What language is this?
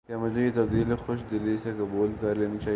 Urdu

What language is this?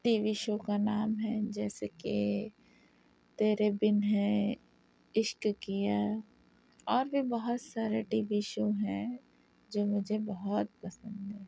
Urdu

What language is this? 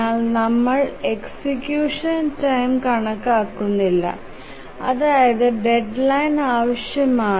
Malayalam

